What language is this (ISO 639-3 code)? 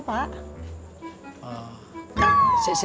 ind